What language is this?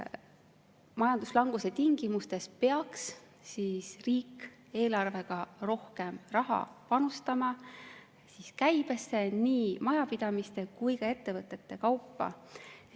Estonian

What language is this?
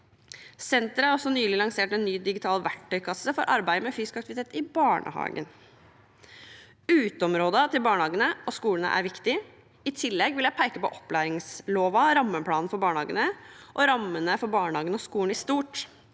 Norwegian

